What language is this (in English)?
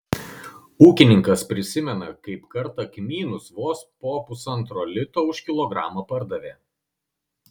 Lithuanian